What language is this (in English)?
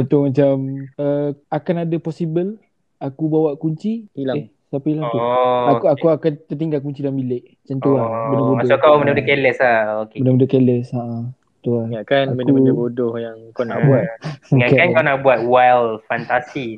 Malay